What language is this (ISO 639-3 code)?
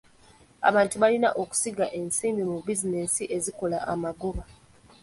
lug